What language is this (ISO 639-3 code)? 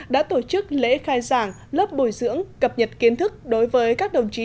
vie